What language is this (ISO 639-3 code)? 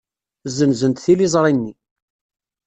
kab